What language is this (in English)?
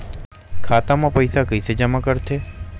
Chhattisgarhi